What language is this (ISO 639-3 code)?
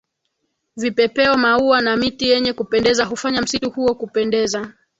swa